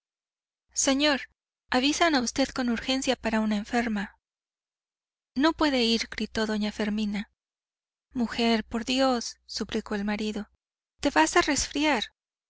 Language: Spanish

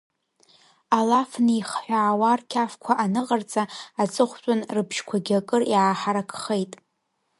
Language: Abkhazian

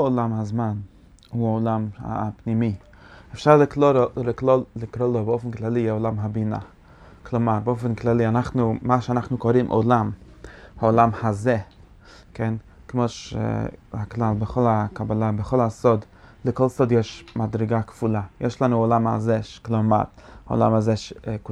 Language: Hebrew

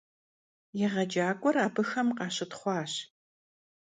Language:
Kabardian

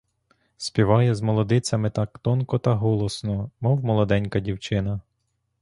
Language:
Ukrainian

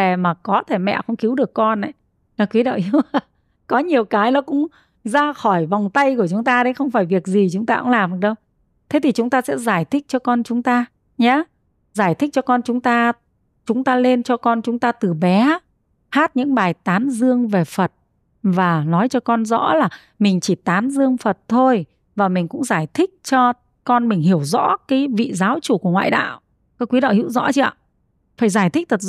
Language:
Vietnamese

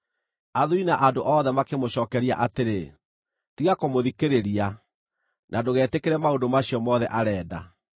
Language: Kikuyu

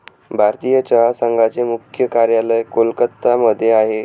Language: Marathi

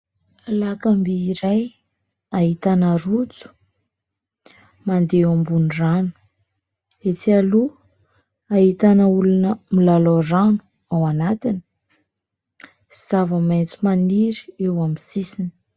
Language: Malagasy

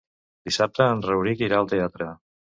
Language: Catalan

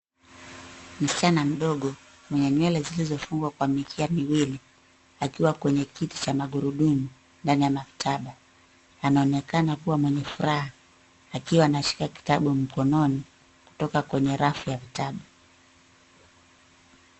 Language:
Swahili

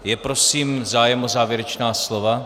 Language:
Czech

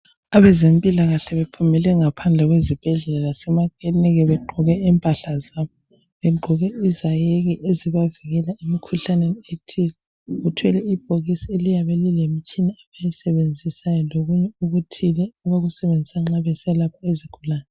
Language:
North Ndebele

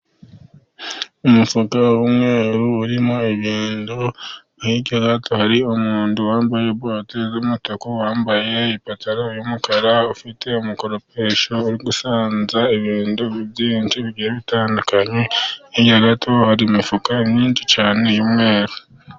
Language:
Kinyarwanda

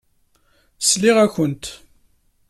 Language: Kabyle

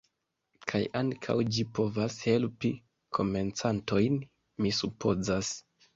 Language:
Esperanto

